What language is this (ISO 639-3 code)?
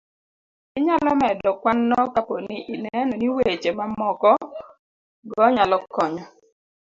luo